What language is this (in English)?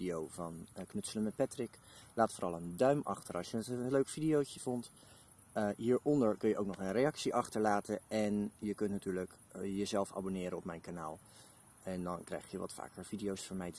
Dutch